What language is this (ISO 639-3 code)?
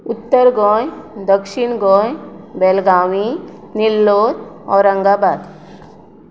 kok